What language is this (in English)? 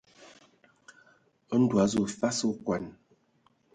Ewondo